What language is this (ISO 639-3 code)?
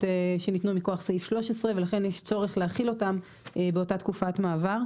heb